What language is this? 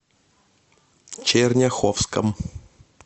Russian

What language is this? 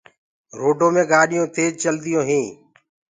Gurgula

